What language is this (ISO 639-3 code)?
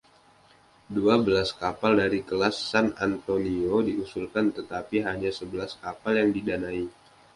ind